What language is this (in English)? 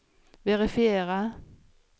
Swedish